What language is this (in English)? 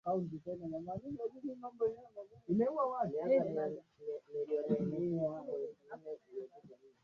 Swahili